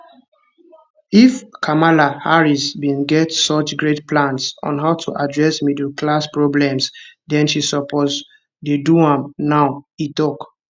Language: Nigerian Pidgin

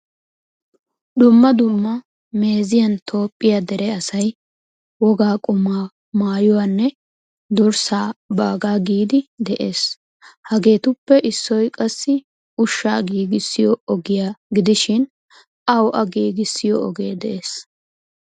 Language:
Wolaytta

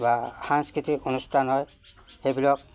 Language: Assamese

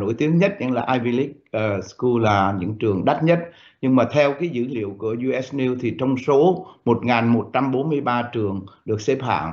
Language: Vietnamese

